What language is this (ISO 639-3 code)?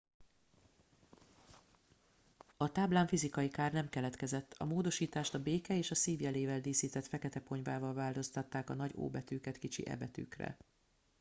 hun